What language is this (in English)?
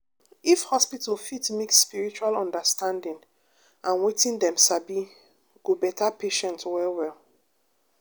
Nigerian Pidgin